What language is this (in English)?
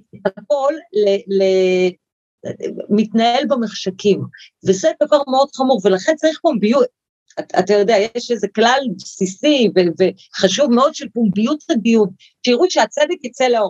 Hebrew